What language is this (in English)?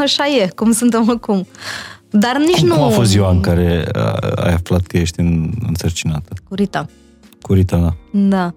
Romanian